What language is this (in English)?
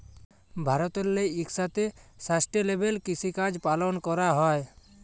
Bangla